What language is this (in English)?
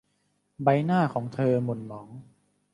Thai